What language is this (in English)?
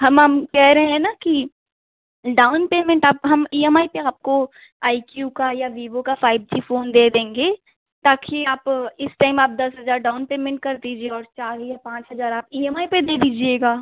Hindi